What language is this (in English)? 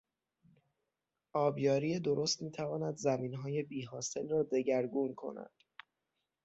Persian